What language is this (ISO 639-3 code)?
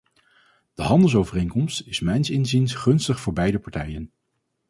nld